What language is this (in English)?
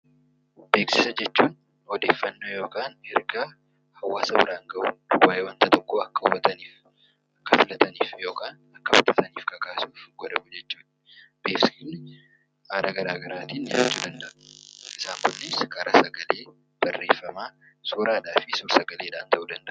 Oromo